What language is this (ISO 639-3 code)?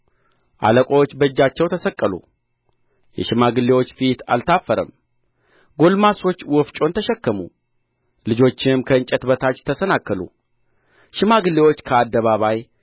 amh